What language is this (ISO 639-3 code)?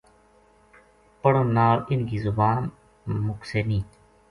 gju